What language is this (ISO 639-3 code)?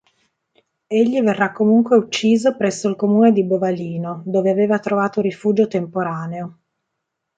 ita